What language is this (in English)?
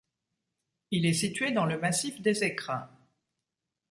French